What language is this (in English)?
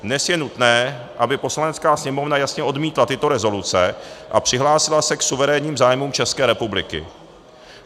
Czech